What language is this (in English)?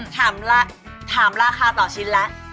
Thai